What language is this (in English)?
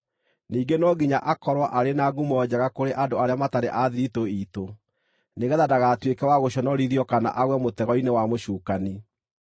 Kikuyu